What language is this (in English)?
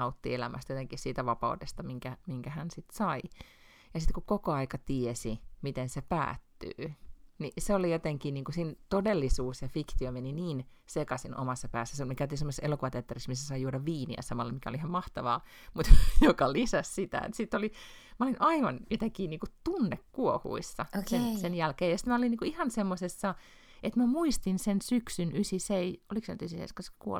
Finnish